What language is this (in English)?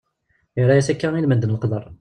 Kabyle